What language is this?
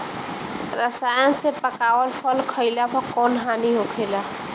Bhojpuri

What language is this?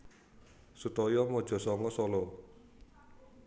Javanese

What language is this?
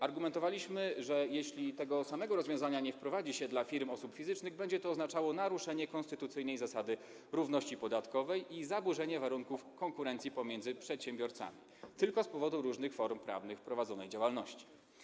Polish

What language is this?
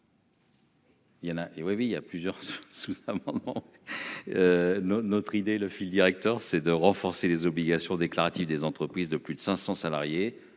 French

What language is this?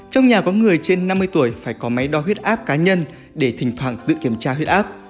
Vietnamese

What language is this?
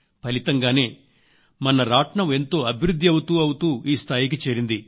Telugu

